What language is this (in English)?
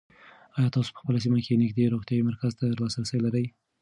Pashto